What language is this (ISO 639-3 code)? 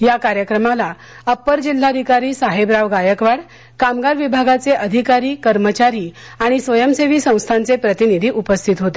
mar